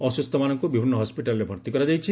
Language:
Odia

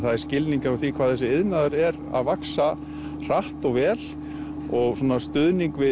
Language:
Icelandic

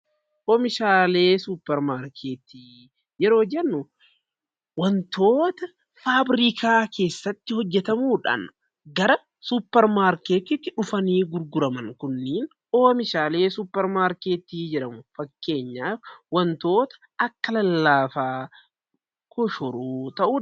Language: Oromo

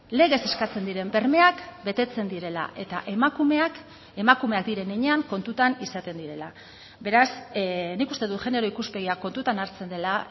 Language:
Basque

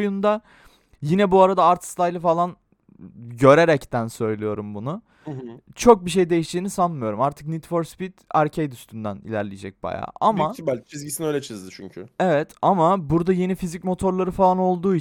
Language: Turkish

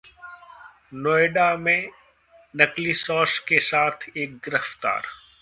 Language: Hindi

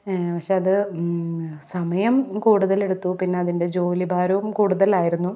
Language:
Malayalam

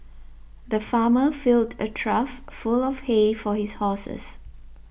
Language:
English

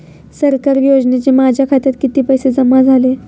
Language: Marathi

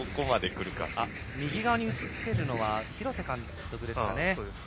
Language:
Japanese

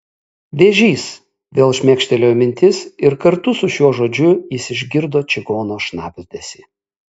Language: Lithuanian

